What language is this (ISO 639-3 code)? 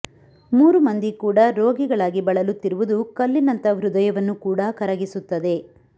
kan